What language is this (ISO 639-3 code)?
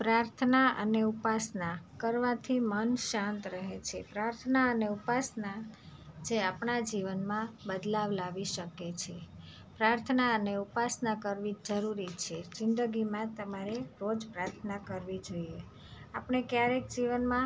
guj